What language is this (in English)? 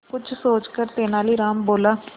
Hindi